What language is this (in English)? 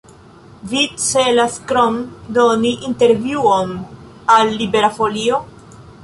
Esperanto